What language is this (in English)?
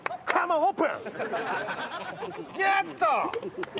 Japanese